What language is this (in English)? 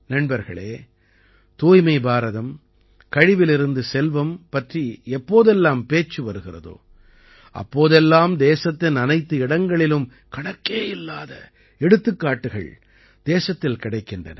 Tamil